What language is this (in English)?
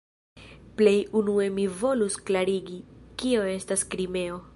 Esperanto